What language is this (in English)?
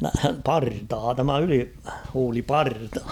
Finnish